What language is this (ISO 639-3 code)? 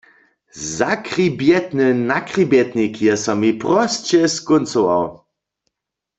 hsb